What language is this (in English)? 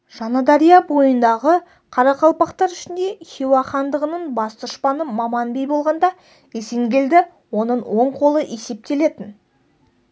Kazakh